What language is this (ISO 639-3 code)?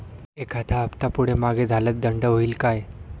mar